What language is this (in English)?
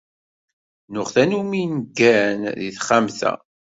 Kabyle